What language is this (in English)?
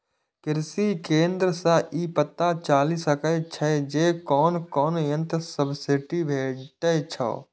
Maithili